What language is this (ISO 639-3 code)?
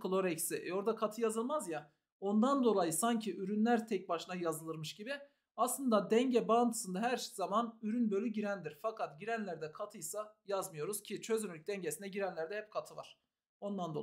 tur